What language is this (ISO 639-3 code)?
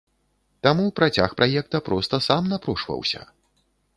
bel